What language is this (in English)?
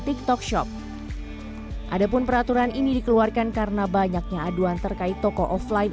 Indonesian